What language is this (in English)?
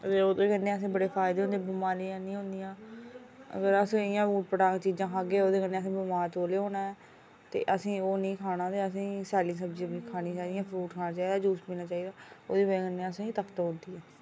Dogri